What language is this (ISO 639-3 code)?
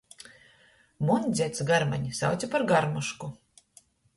ltg